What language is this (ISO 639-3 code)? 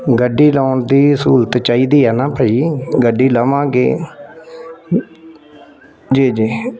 pan